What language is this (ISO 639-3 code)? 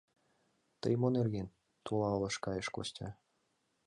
chm